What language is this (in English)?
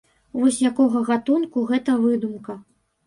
Belarusian